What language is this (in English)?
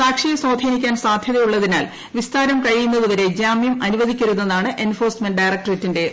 Malayalam